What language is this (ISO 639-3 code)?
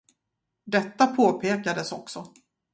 swe